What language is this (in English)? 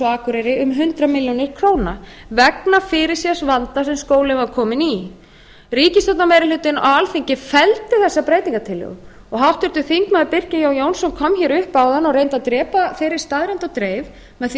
Icelandic